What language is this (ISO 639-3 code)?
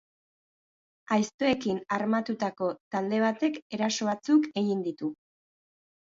eus